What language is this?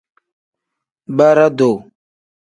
Tem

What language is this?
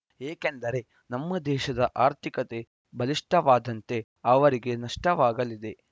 Kannada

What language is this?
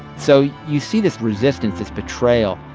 English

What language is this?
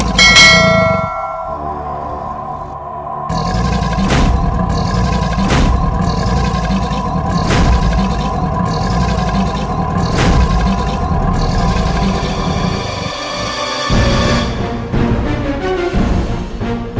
Indonesian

